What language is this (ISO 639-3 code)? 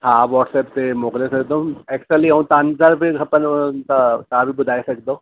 snd